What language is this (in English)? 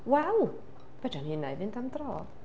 Welsh